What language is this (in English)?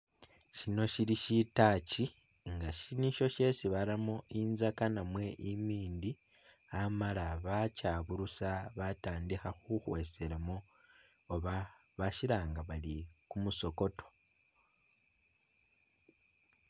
Masaaba